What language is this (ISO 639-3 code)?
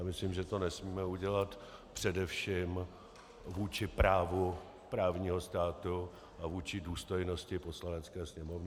ces